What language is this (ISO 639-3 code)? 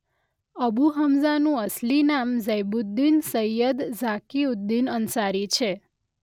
guj